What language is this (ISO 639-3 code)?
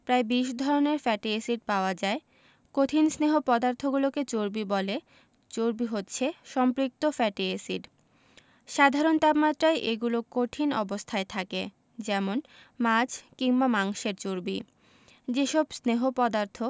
ben